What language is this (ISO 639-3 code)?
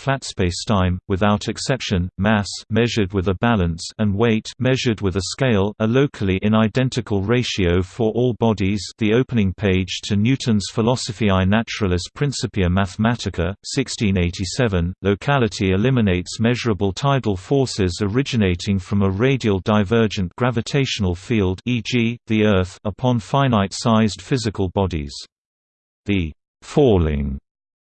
eng